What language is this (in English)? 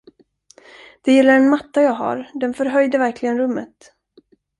Swedish